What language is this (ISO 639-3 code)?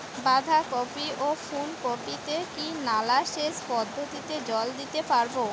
ben